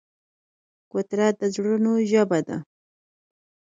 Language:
Pashto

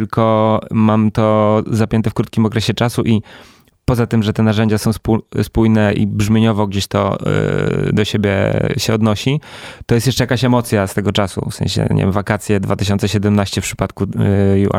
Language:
Polish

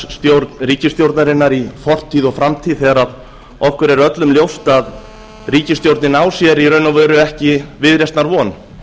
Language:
Icelandic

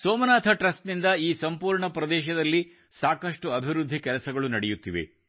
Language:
Kannada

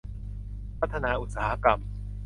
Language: Thai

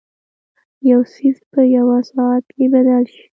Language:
Pashto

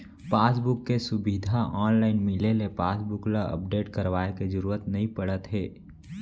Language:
Chhattisgarhi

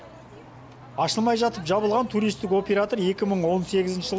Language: Kazakh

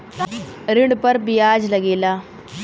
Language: Bhojpuri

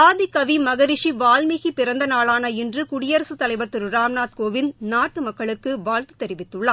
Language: Tamil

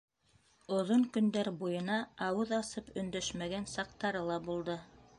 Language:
Bashkir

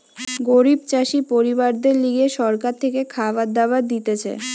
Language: Bangla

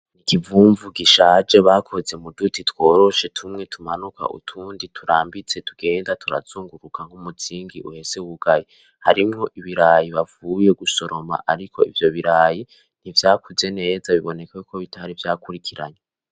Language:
Rundi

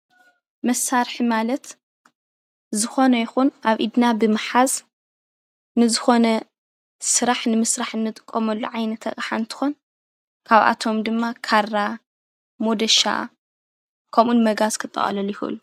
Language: Tigrinya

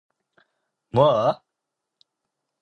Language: Korean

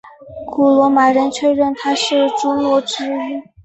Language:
Chinese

